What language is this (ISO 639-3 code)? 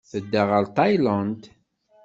kab